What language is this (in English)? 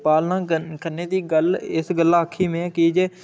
Dogri